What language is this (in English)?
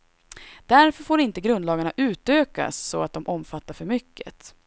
Swedish